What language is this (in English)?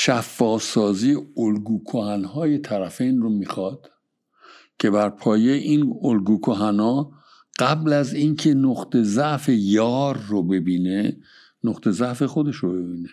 Persian